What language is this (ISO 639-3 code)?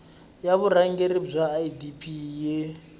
tso